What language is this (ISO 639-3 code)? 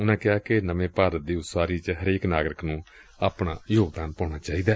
pan